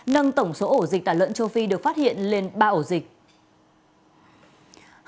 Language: Vietnamese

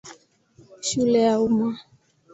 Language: Swahili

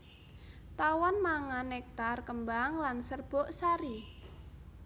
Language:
Javanese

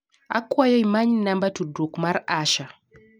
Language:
Luo (Kenya and Tanzania)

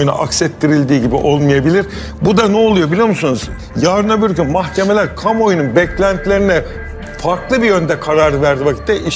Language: Turkish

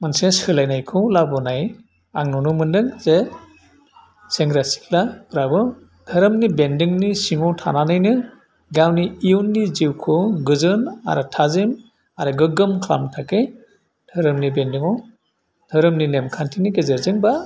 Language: Bodo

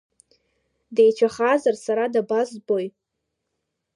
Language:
Abkhazian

